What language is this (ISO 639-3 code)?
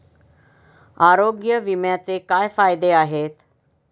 mar